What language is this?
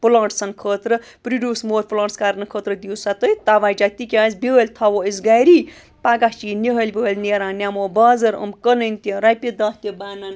Kashmiri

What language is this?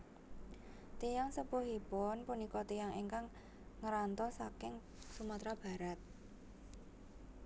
Javanese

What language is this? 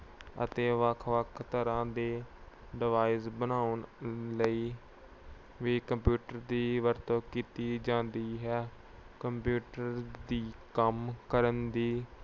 Punjabi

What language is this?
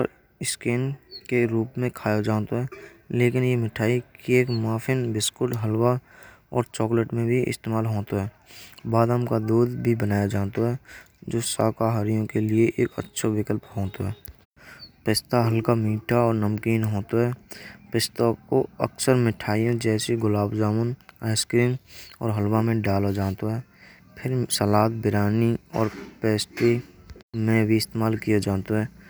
Braj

